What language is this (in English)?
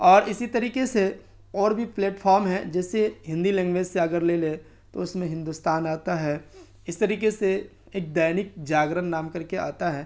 Urdu